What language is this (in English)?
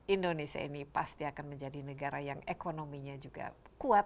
Indonesian